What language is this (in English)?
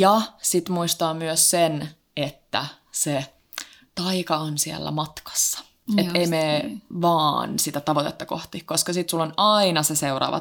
Finnish